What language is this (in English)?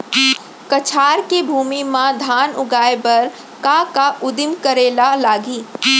Chhattisgarhi